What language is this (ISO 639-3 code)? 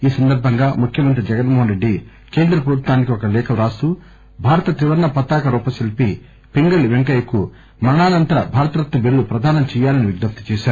tel